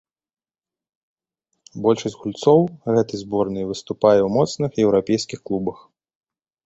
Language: Belarusian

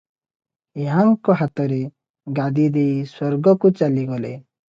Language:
Odia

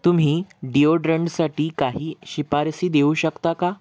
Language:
Marathi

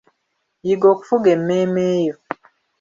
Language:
Ganda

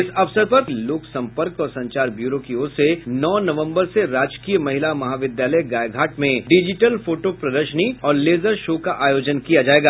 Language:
Hindi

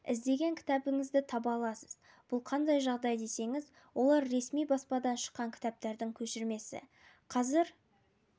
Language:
Kazakh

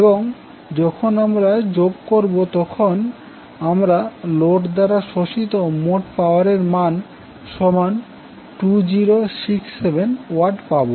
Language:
Bangla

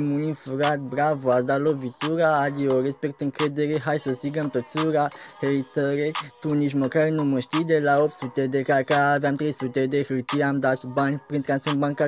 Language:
Romanian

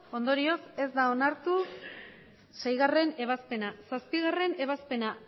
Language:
Basque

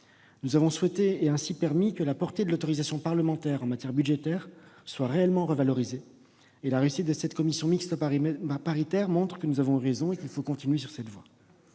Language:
French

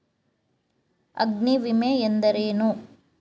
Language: Kannada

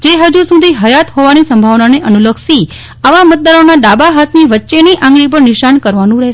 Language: Gujarati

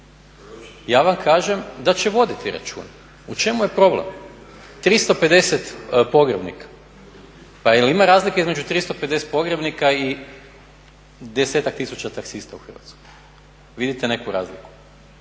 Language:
Croatian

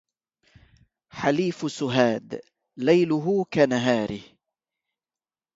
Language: Arabic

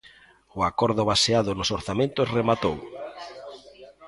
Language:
Galician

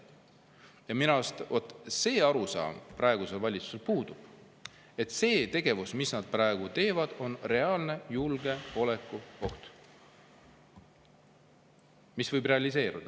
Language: Estonian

